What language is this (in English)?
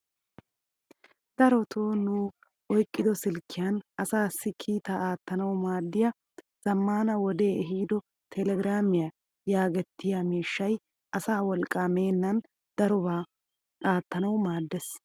Wolaytta